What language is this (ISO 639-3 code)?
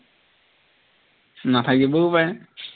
asm